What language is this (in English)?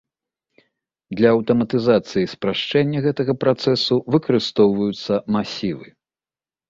Belarusian